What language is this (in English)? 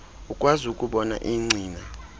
Xhosa